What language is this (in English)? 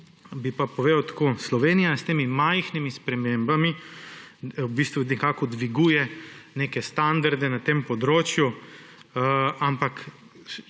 Slovenian